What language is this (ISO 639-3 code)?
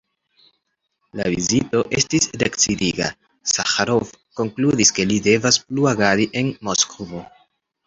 epo